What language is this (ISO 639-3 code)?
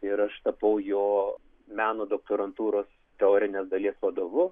lit